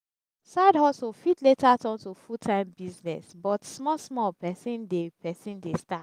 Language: Nigerian Pidgin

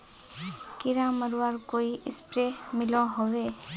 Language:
Magahi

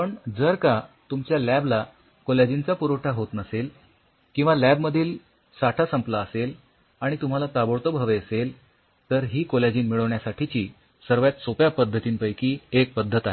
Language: Marathi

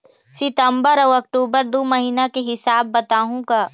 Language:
Chhattisgarhi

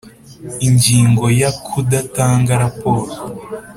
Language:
Kinyarwanda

